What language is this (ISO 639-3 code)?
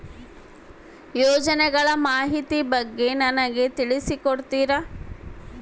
kan